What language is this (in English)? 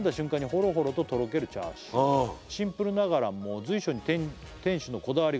Japanese